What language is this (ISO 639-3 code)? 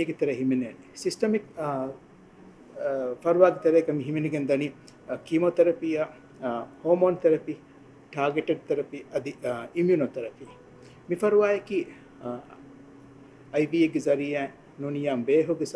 hin